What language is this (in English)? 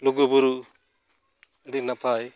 Santali